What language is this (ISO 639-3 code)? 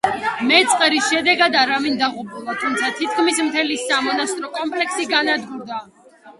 kat